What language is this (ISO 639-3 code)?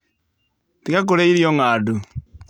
kik